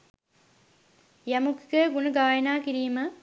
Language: Sinhala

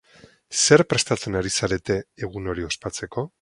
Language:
Basque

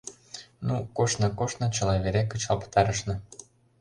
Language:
Mari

